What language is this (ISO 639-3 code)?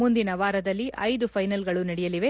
kan